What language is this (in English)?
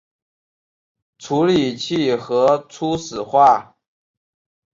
Chinese